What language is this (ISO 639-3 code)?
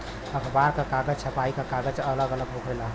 bho